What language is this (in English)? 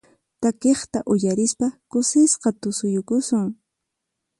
Puno Quechua